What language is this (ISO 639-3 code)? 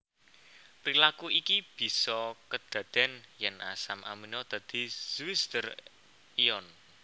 jav